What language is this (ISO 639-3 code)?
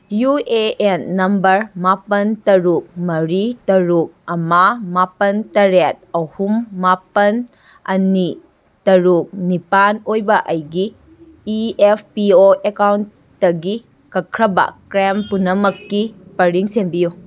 mni